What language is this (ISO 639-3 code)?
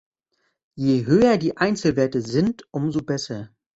deu